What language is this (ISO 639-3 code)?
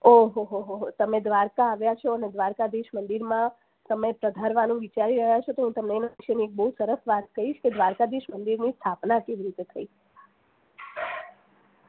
guj